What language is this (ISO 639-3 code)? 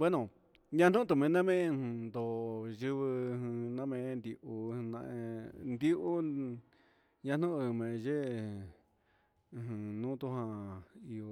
mxs